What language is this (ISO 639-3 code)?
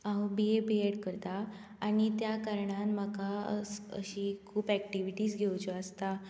kok